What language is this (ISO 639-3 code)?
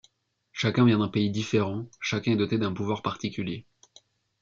fra